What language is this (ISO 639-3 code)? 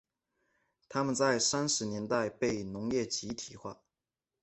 zho